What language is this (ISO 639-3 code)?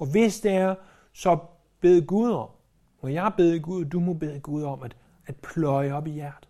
dan